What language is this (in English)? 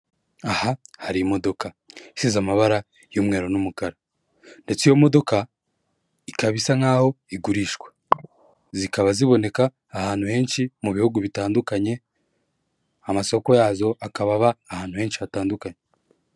Kinyarwanda